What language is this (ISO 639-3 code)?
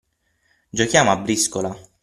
ita